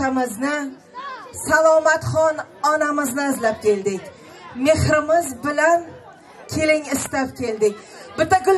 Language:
Turkish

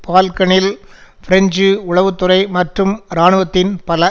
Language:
Tamil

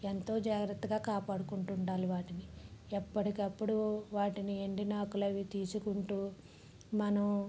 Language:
Telugu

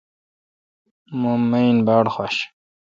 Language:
Kalkoti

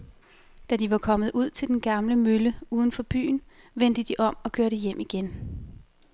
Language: Danish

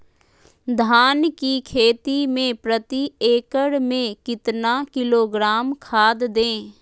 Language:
Magahi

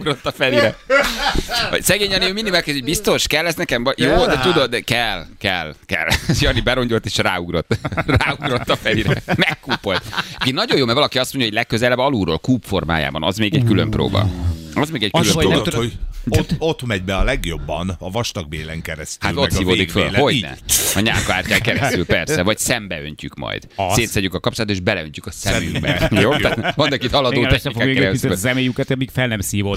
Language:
Hungarian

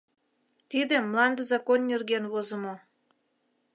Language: Mari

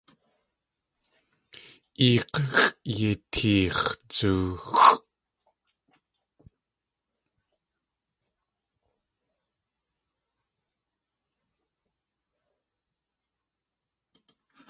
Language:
Tlingit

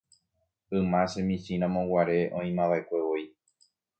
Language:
Guarani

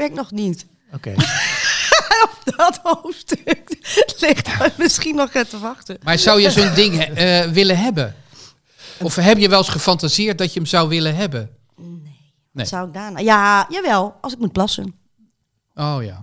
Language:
Dutch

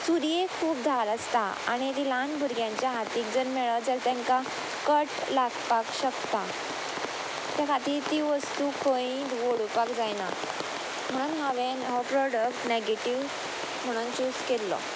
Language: Konkani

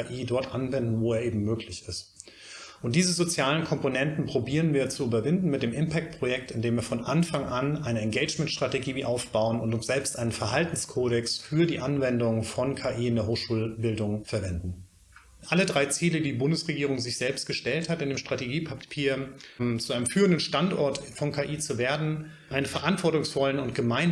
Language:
German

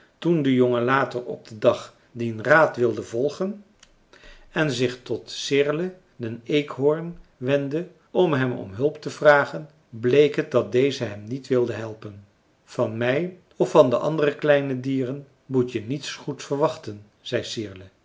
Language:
Dutch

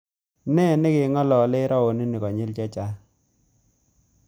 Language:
Kalenjin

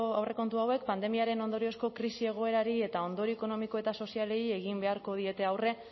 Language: Basque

